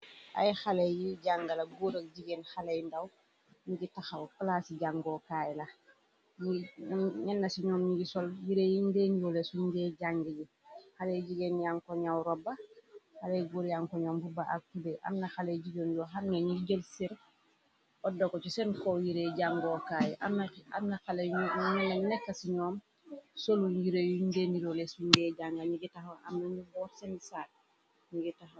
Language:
Wolof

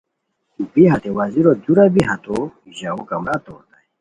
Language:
Khowar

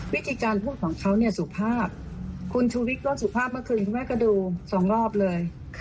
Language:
Thai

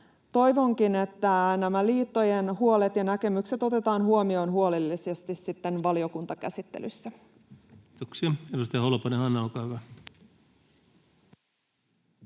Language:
Finnish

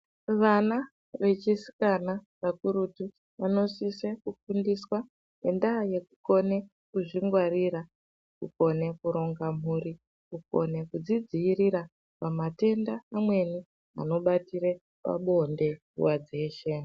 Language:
Ndau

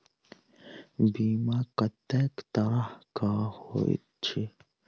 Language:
Maithili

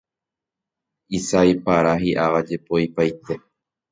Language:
Guarani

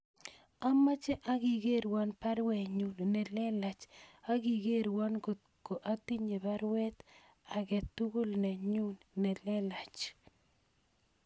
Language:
Kalenjin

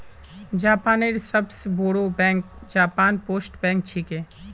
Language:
Magahi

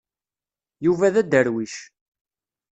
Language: Kabyle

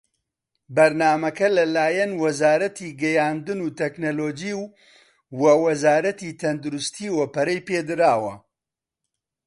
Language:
Central Kurdish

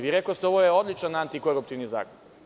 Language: Serbian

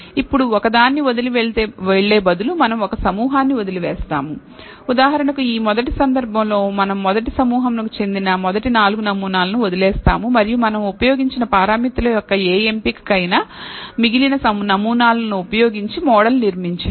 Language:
Telugu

